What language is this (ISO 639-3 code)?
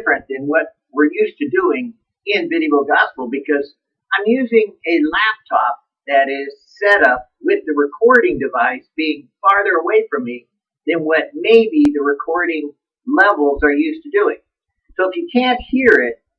eng